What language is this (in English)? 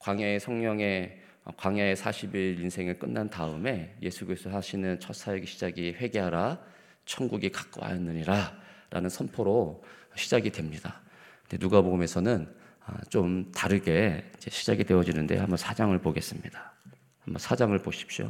Korean